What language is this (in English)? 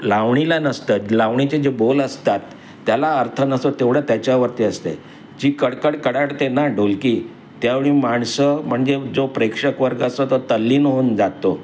Marathi